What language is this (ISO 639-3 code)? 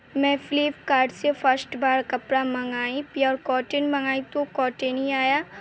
urd